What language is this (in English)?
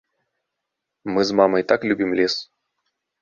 Belarusian